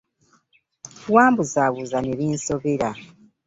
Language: Ganda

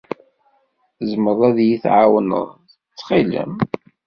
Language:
Kabyle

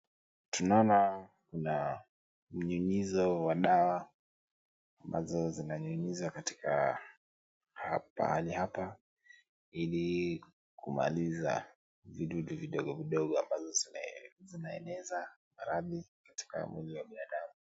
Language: Swahili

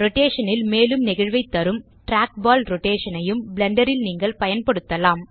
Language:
Tamil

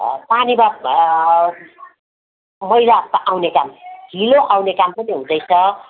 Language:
Nepali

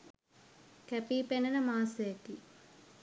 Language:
Sinhala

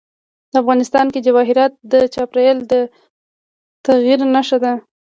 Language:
Pashto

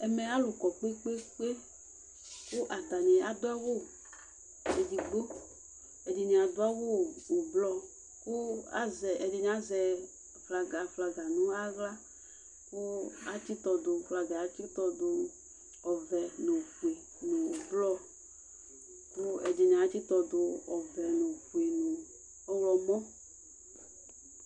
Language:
Ikposo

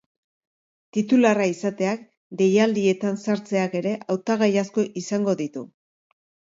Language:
Basque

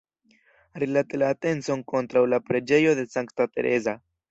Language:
Esperanto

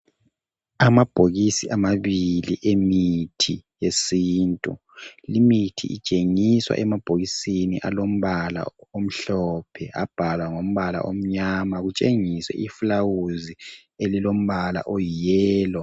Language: North Ndebele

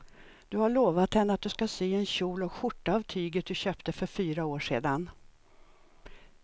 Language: Swedish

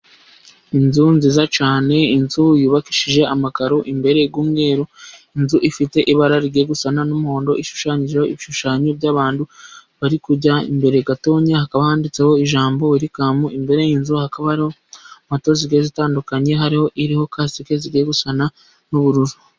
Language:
Kinyarwanda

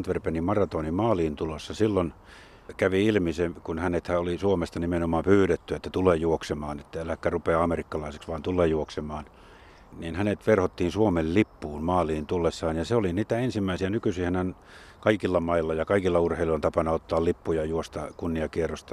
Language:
Finnish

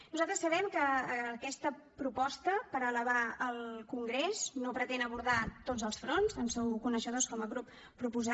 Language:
Catalan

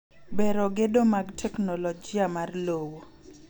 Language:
Luo (Kenya and Tanzania)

